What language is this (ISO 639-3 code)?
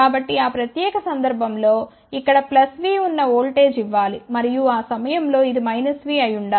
tel